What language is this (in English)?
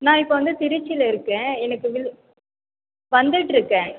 Tamil